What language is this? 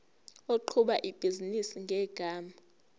Zulu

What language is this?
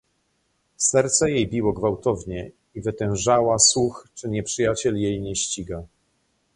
Polish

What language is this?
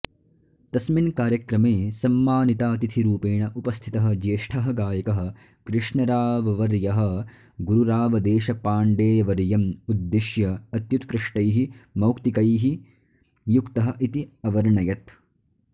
Sanskrit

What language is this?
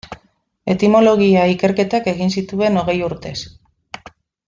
Basque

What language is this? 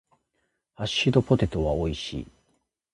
Japanese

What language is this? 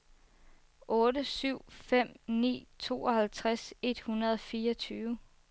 Danish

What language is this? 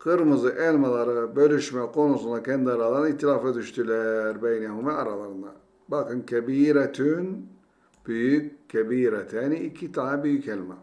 Turkish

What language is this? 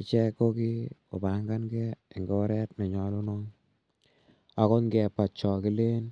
Kalenjin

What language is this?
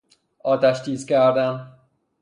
Persian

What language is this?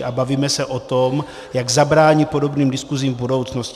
Czech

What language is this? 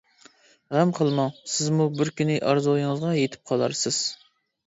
Uyghur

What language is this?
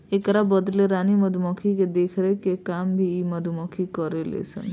Bhojpuri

